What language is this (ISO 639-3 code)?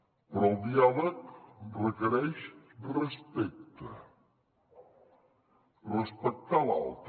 cat